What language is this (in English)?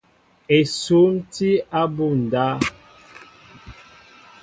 Mbo (Cameroon)